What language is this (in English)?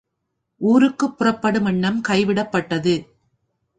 Tamil